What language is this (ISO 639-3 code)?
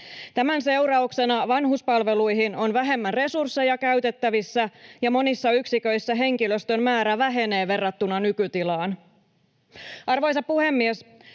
fin